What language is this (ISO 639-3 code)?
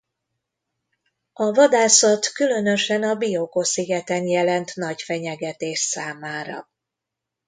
hun